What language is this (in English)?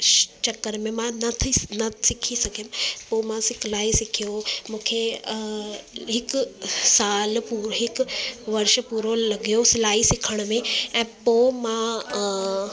Sindhi